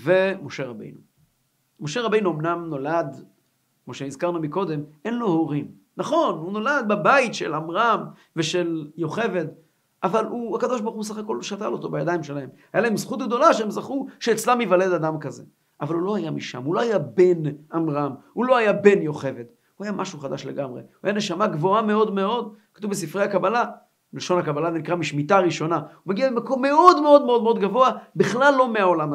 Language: Hebrew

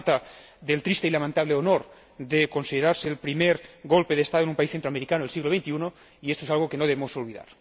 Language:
Spanish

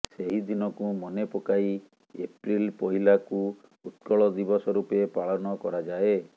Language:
Odia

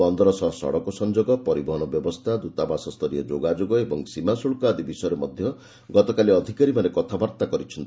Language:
Odia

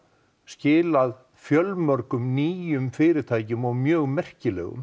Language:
Icelandic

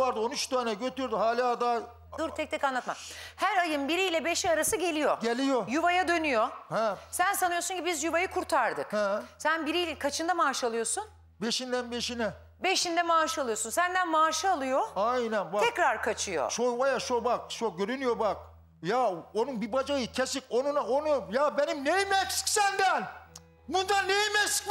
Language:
Turkish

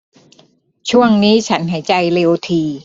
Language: Thai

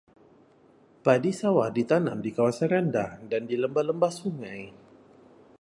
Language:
Malay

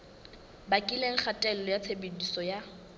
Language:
Southern Sotho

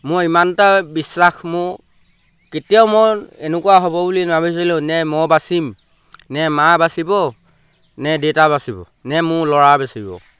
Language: Assamese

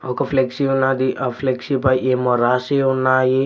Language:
Telugu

